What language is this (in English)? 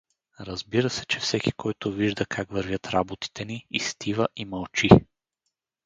Bulgarian